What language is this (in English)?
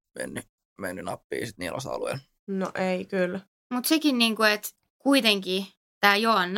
Finnish